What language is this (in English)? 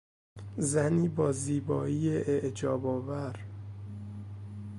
Persian